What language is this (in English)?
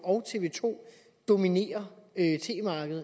Danish